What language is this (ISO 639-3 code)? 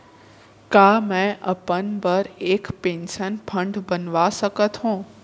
hne